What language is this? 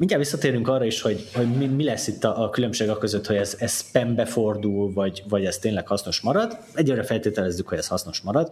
Hungarian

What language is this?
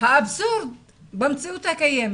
Hebrew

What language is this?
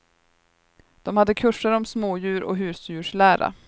Swedish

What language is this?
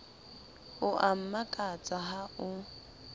Southern Sotho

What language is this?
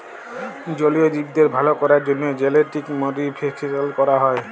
Bangla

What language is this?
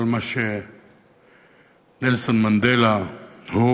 Hebrew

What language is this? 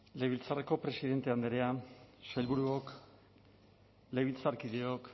Basque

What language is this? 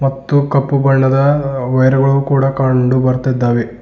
Kannada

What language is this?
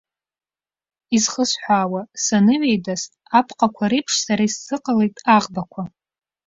Abkhazian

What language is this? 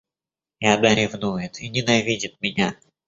Russian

